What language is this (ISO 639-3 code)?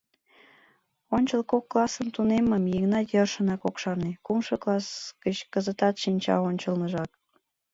chm